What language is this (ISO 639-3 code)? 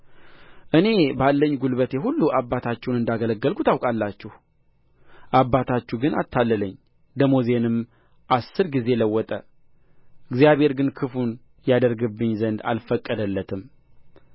amh